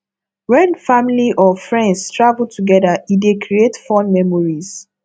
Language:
Nigerian Pidgin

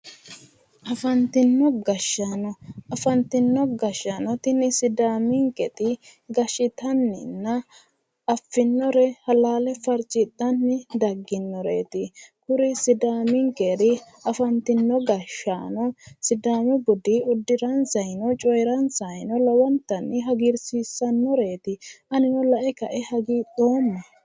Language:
Sidamo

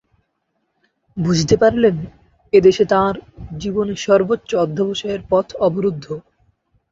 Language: Bangla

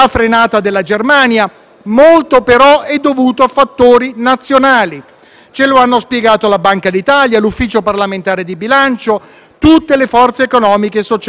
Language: Italian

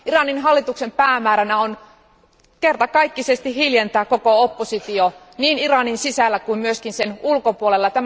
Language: Finnish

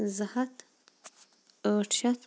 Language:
Kashmiri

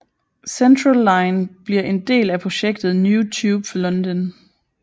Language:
Danish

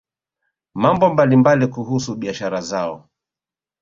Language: Swahili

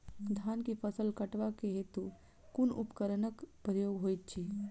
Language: Maithili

